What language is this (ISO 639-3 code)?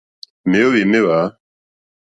bri